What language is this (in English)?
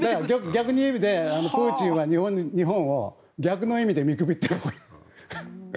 Japanese